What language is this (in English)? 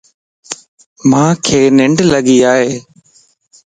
Lasi